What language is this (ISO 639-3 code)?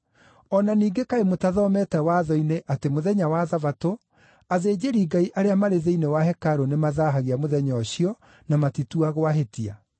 kik